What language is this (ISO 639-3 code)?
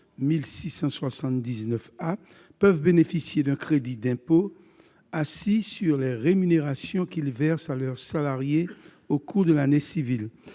fra